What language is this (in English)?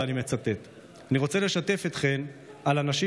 Hebrew